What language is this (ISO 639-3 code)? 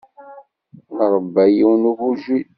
kab